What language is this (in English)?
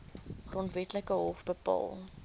Afrikaans